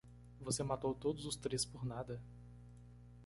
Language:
Portuguese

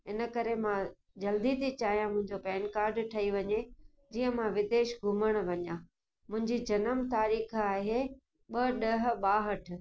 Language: Sindhi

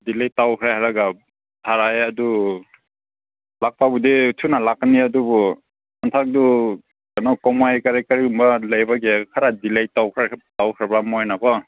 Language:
Manipuri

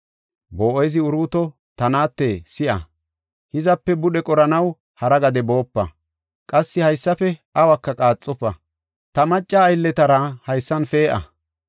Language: Gofa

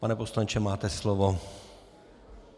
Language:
Czech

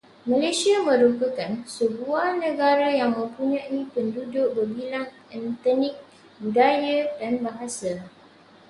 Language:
Malay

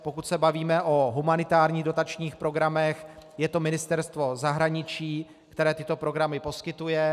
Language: Czech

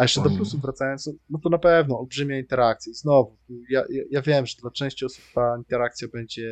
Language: Polish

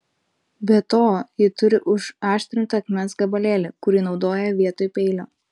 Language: Lithuanian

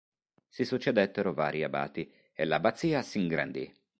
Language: Italian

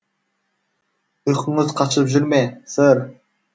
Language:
Kazakh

